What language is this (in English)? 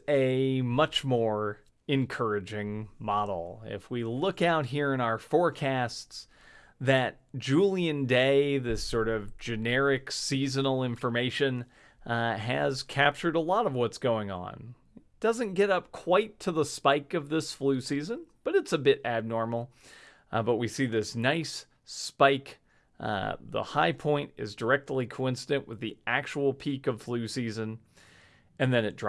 English